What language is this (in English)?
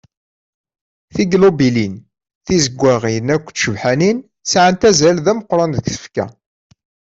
Kabyle